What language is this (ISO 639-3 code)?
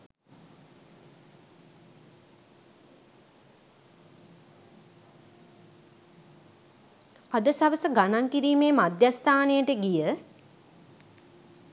sin